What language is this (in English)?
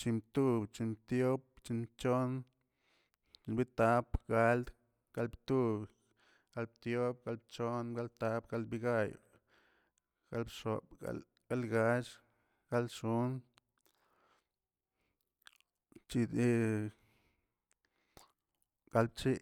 Tilquiapan Zapotec